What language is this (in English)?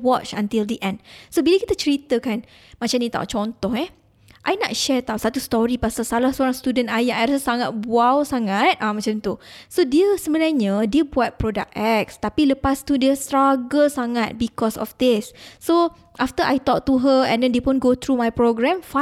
Malay